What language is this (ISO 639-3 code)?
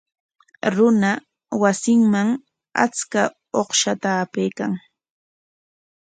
qwa